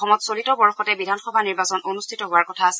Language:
Assamese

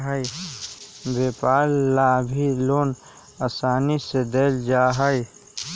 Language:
Magahi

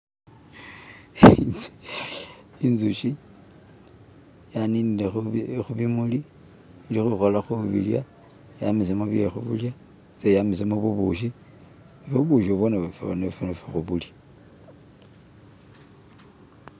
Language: Masaaba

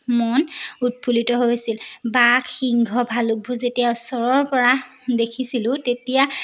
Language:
Assamese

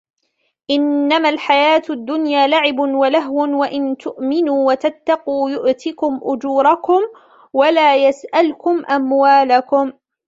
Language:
Arabic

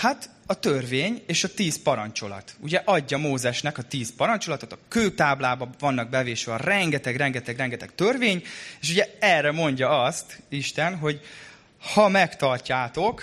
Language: Hungarian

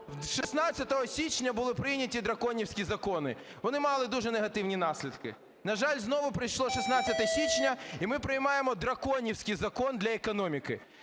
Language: Ukrainian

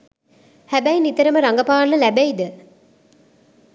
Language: Sinhala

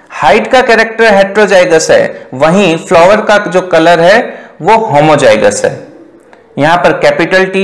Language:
Hindi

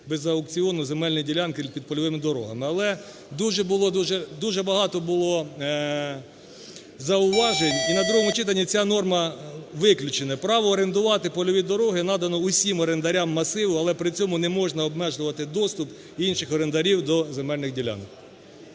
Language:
Ukrainian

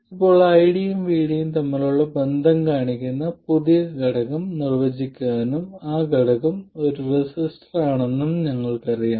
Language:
Malayalam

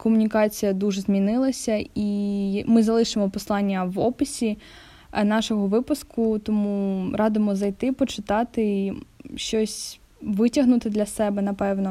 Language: Ukrainian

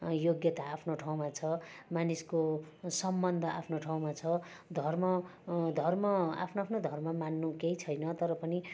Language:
Nepali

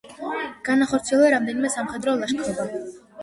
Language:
Georgian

